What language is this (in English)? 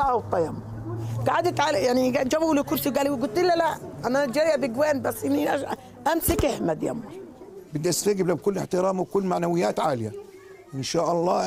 Arabic